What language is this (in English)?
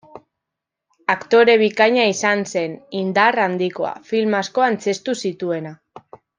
Basque